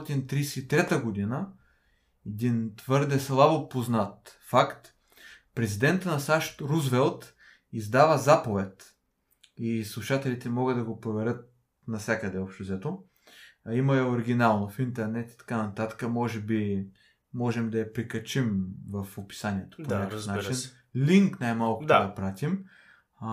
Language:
Bulgarian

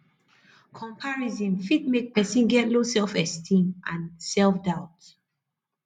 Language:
Nigerian Pidgin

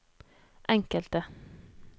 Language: Norwegian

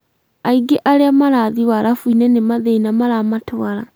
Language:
Kikuyu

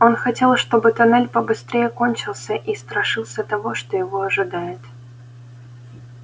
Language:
Russian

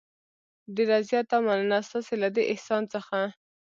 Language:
Pashto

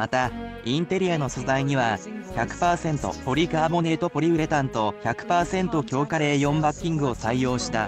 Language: Japanese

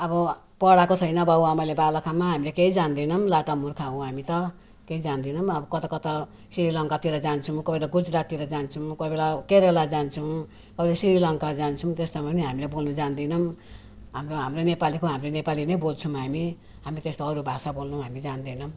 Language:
Nepali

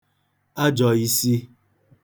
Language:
Igbo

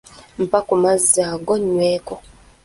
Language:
Ganda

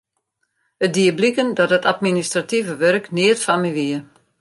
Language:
Western Frisian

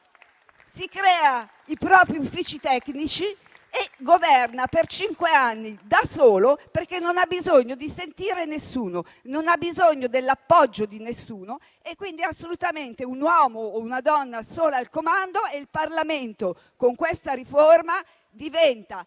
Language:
Italian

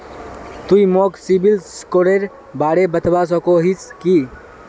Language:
Magahi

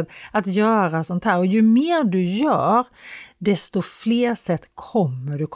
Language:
Swedish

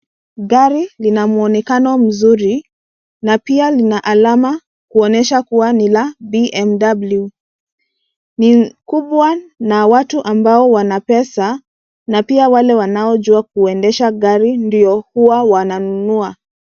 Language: Swahili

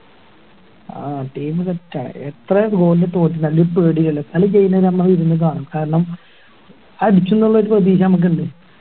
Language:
Malayalam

